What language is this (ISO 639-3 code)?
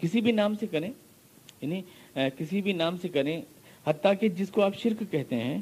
urd